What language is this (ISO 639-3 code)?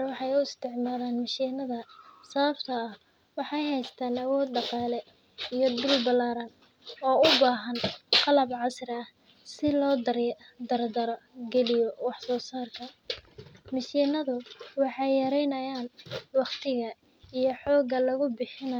som